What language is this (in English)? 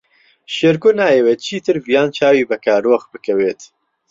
Central Kurdish